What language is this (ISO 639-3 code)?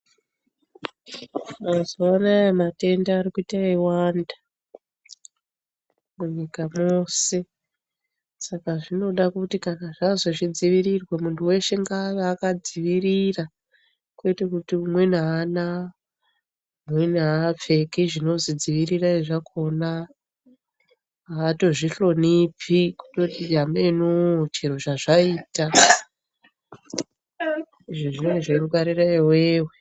ndc